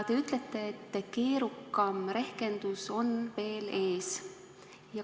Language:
Estonian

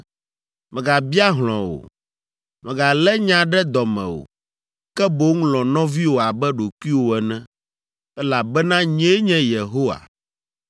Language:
Ewe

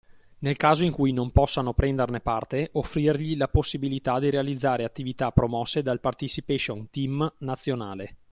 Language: Italian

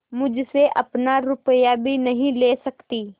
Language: Hindi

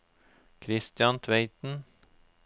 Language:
Norwegian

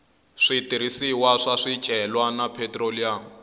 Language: Tsonga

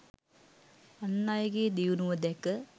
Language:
Sinhala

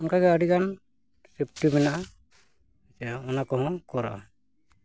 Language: Santali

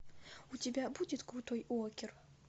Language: Russian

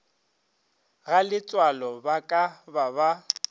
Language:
Northern Sotho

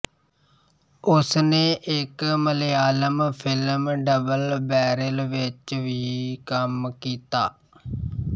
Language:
Punjabi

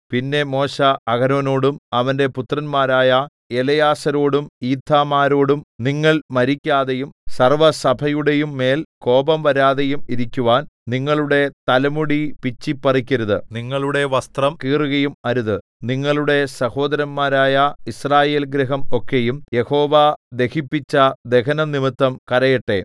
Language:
Malayalam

